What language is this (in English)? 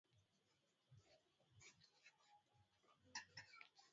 Swahili